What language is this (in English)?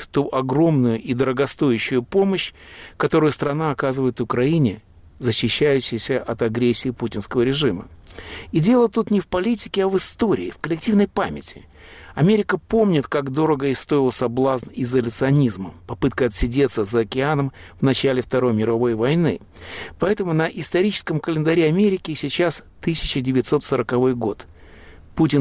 Russian